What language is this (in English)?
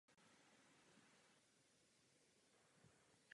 Czech